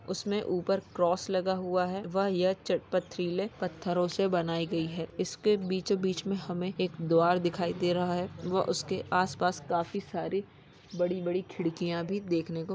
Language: Magahi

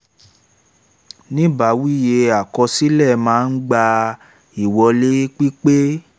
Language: Yoruba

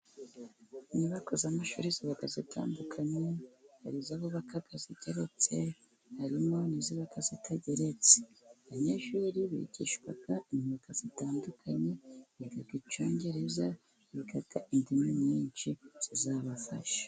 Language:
Kinyarwanda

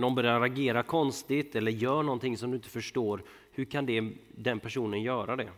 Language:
Swedish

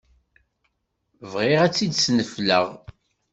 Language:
Kabyle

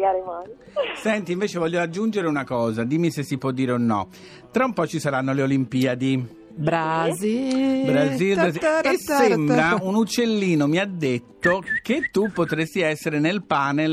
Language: Italian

